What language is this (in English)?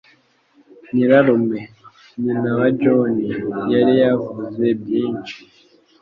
Kinyarwanda